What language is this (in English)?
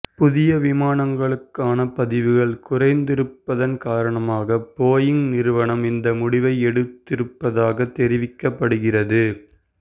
Tamil